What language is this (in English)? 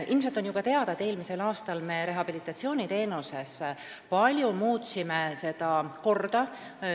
Estonian